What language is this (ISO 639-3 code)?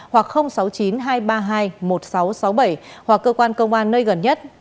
vie